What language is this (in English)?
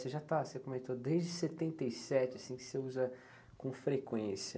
Portuguese